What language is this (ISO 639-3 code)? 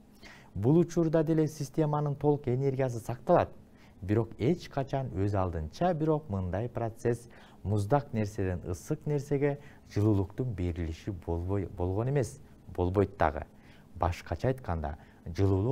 ron